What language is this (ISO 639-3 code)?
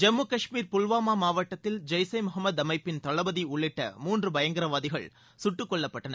tam